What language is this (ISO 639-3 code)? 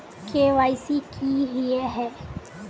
mag